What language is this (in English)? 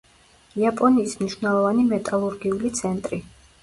Georgian